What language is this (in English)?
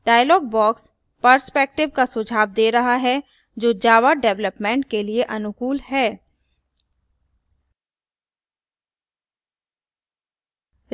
Hindi